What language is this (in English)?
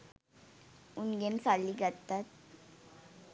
Sinhala